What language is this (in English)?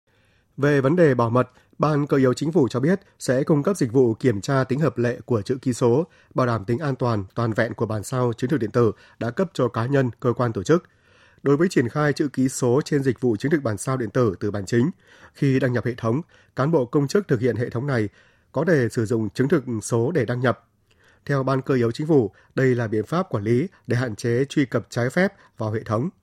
Vietnamese